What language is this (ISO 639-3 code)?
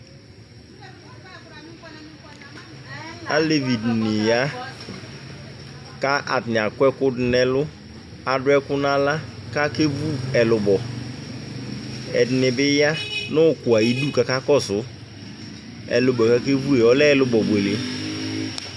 kpo